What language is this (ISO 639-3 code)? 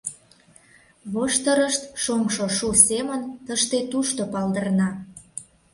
chm